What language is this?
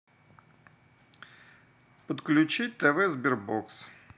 Russian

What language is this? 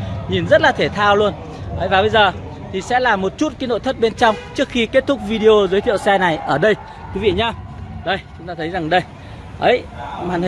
Vietnamese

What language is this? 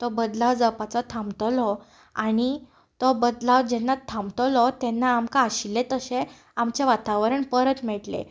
Konkani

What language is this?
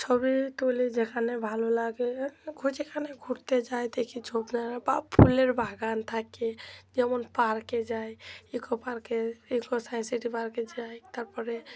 Bangla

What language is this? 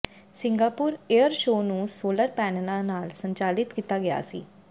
Punjabi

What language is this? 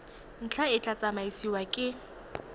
Tswana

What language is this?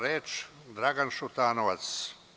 Serbian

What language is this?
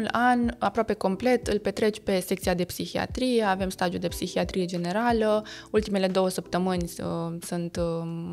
Romanian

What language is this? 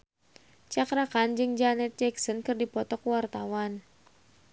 Sundanese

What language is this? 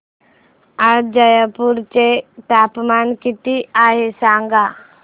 Marathi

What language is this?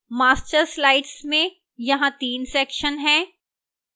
Hindi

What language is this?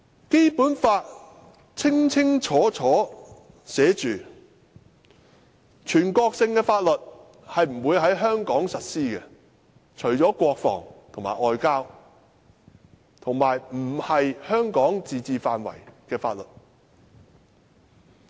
Cantonese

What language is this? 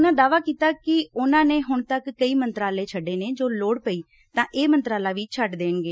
Punjabi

